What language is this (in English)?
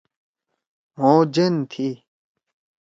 Torwali